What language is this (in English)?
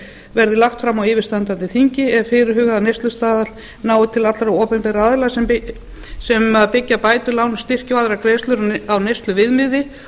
Icelandic